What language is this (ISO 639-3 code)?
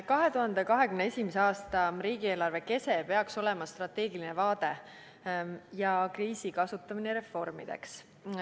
est